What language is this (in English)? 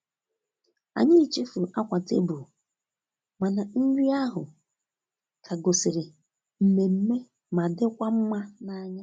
Igbo